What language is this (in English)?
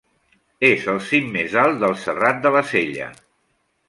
Catalan